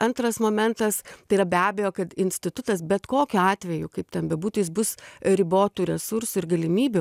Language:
Lithuanian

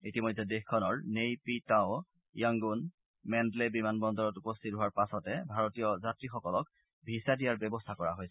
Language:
Assamese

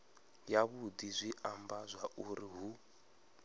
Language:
Venda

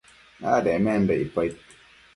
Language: Matsés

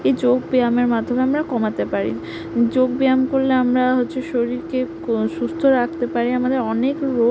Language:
Bangla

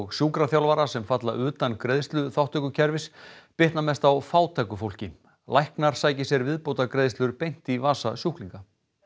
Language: Icelandic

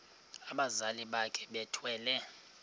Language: Xhosa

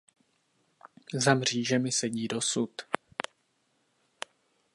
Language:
Czech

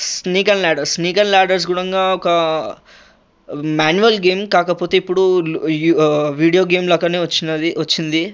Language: Telugu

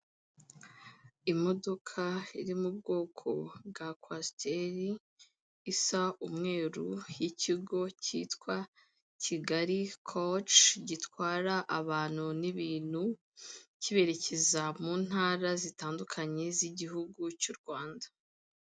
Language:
Kinyarwanda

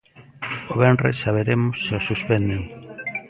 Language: Galician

